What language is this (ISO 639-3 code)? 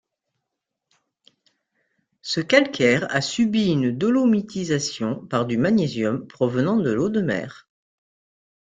fra